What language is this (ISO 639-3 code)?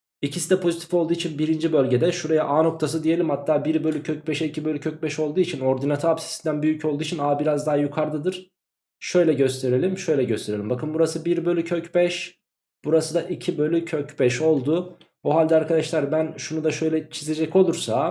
tur